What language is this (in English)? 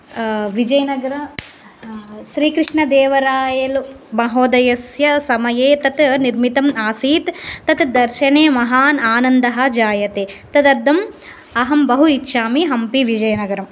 Sanskrit